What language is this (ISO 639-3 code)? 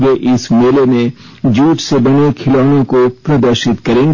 hin